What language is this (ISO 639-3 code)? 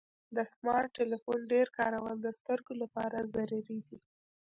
pus